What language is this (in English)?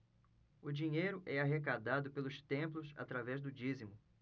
Portuguese